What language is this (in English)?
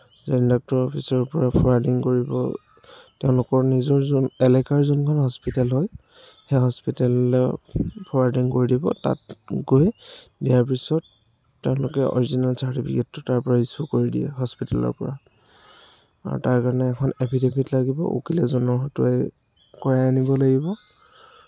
Assamese